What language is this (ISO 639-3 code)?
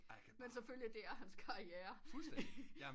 dan